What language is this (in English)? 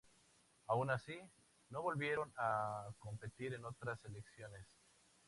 Spanish